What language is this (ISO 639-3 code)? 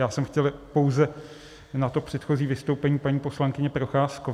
ces